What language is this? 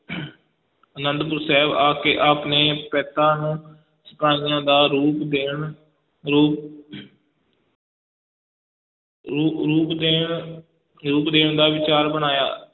Punjabi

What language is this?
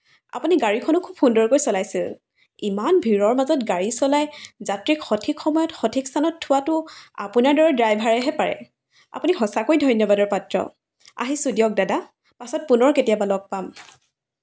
Assamese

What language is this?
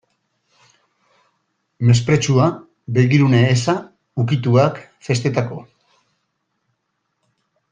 Basque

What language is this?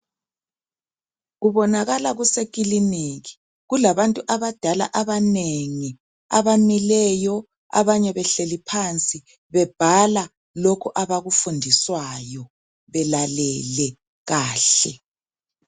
North Ndebele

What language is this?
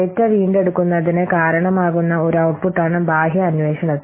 Malayalam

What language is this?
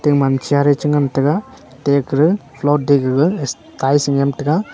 Wancho Naga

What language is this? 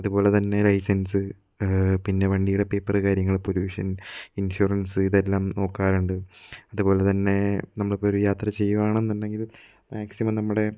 Malayalam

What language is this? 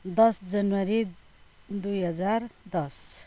Nepali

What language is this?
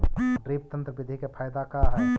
Magahi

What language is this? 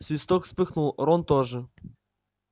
Russian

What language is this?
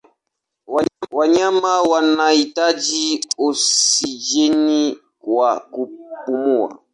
Swahili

